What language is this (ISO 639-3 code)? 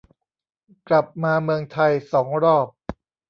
tha